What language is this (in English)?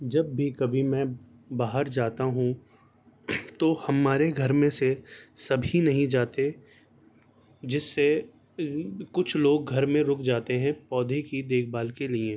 Urdu